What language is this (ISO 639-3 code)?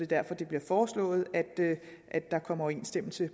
dan